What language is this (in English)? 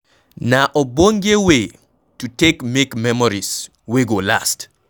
Nigerian Pidgin